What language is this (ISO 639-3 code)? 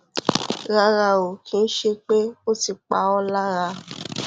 yor